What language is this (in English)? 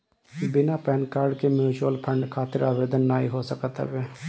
Bhojpuri